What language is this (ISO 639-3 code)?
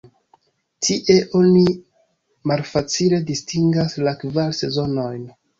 epo